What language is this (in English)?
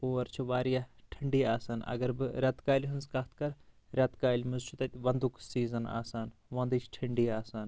Kashmiri